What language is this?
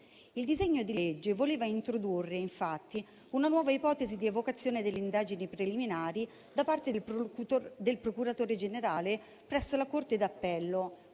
Italian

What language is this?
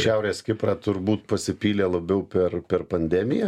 Lithuanian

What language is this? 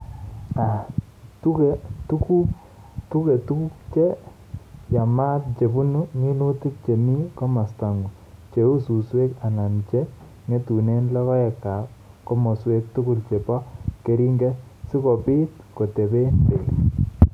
Kalenjin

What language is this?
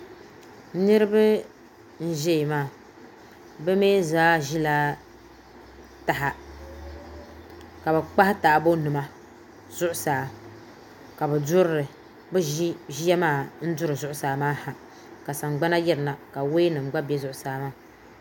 Dagbani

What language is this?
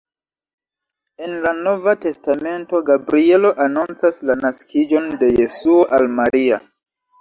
Esperanto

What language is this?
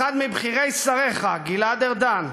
Hebrew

